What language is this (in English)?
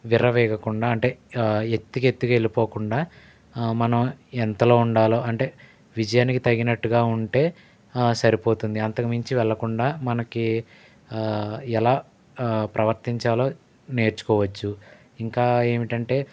Telugu